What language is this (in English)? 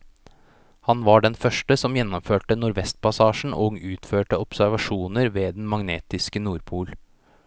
Norwegian